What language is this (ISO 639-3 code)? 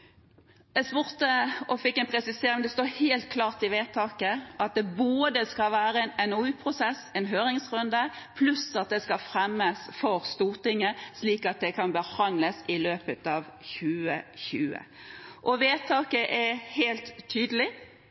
nob